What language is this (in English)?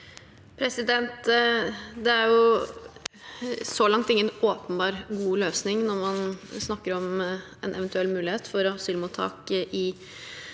Norwegian